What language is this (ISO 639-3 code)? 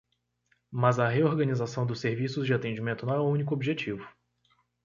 por